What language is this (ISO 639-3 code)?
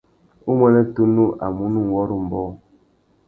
bag